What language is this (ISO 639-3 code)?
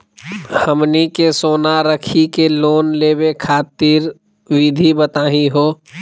mag